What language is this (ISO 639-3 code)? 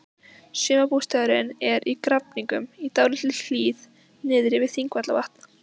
isl